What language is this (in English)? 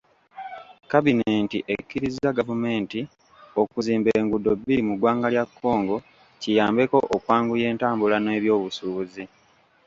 Ganda